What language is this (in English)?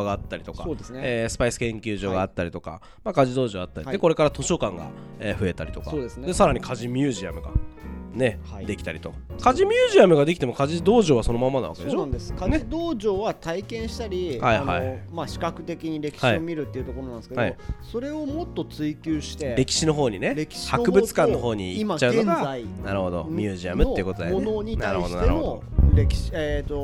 Japanese